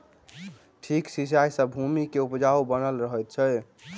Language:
Maithili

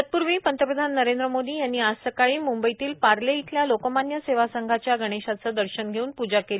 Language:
Marathi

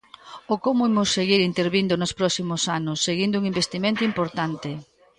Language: Galician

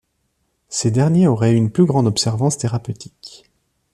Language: French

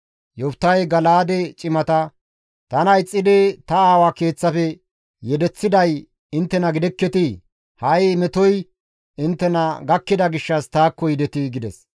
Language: Gamo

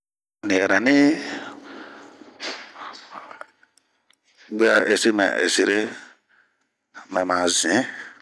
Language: Bomu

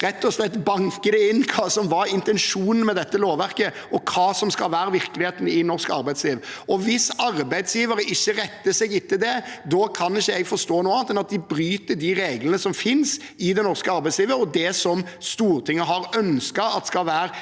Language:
Norwegian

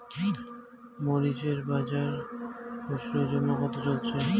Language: Bangla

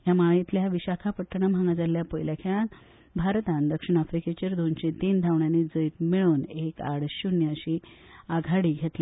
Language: Konkani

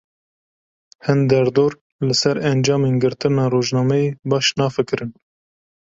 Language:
Kurdish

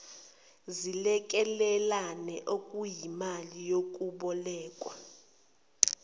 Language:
Zulu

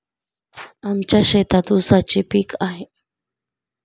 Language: Marathi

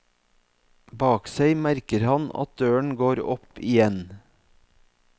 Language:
Norwegian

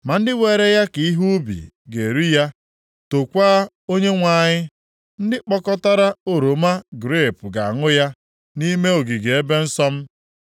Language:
Igbo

